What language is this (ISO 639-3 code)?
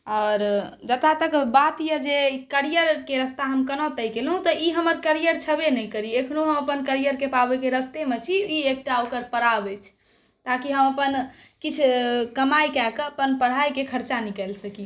mai